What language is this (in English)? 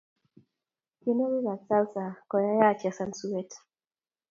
Kalenjin